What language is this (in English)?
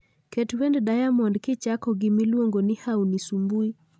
Luo (Kenya and Tanzania)